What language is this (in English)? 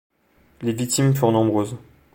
French